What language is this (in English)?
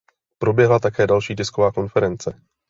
Czech